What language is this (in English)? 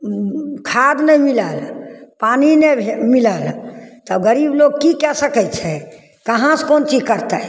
Maithili